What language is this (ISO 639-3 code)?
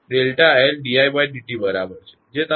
guj